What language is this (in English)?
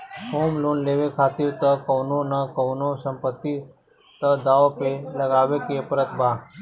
Bhojpuri